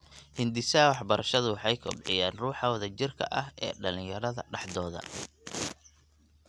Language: Somali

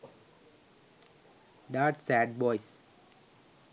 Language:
Sinhala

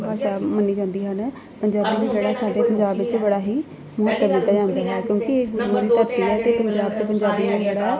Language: Punjabi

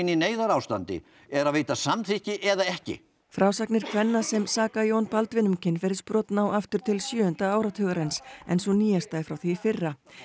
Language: Icelandic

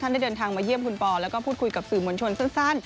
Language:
Thai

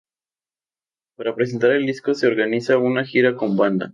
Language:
Spanish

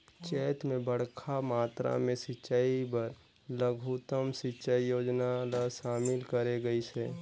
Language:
Chhattisgarhi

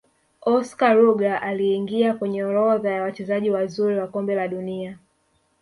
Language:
Swahili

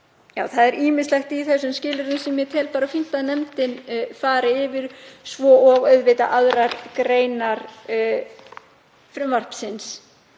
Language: Icelandic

